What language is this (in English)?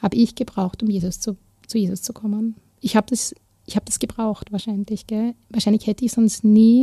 German